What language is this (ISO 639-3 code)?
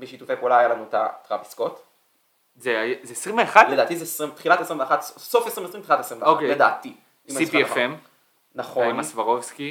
heb